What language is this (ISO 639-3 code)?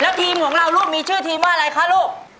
tha